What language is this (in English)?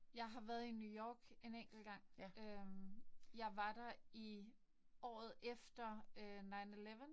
Danish